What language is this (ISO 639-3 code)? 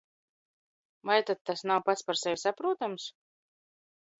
lav